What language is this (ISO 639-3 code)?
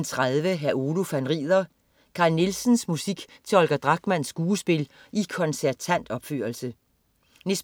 dan